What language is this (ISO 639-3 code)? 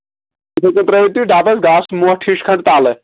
kas